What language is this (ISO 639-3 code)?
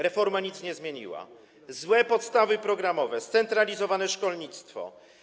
pol